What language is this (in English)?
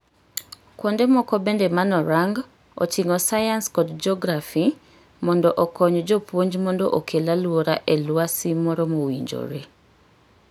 Luo (Kenya and Tanzania)